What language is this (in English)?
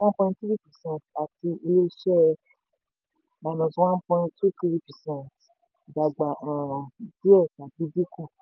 Yoruba